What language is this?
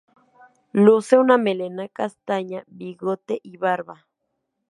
Spanish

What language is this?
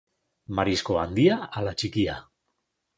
Basque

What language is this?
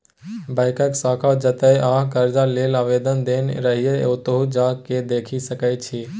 Maithili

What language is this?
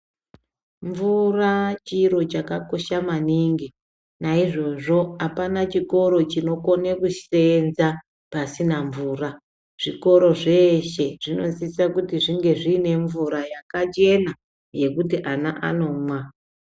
Ndau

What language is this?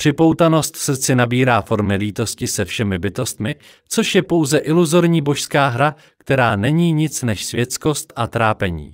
Czech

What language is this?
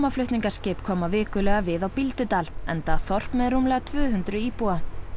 Icelandic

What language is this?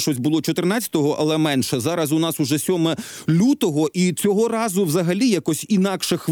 Ukrainian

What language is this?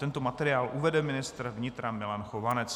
Czech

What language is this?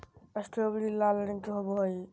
Magahi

